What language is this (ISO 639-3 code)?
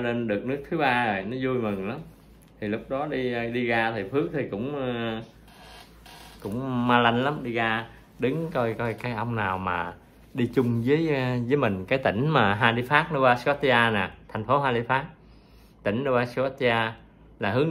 vie